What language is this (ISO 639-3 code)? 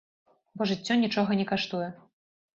bel